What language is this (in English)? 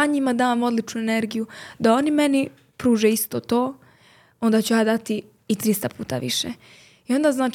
Croatian